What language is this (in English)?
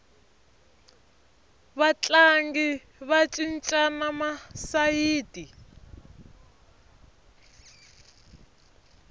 Tsonga